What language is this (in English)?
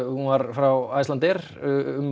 Icelandic